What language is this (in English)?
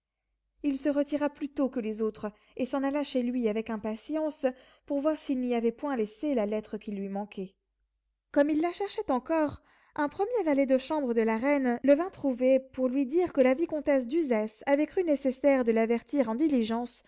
French